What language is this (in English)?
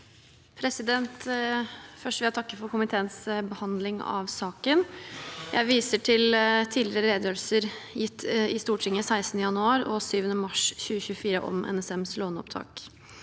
Norwegian